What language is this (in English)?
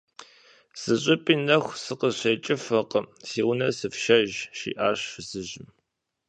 Kabardian